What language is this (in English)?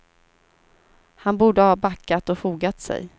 Swedish